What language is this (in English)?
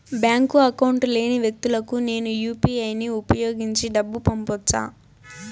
Telugu